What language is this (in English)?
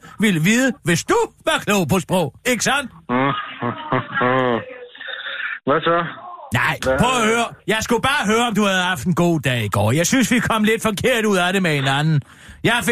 Danish